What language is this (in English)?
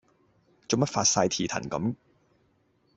Cantonese